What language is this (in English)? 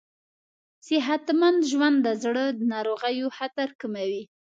Pashto